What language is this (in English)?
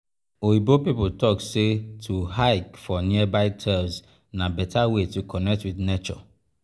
Nigerian Pidgin